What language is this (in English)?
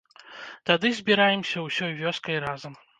Belarusian